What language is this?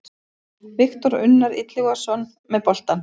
Icelandic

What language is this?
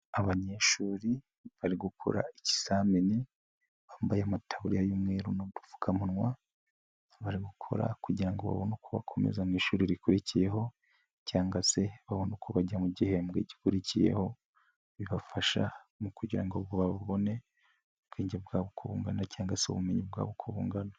Kinyarwanda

